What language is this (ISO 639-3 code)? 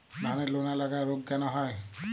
ben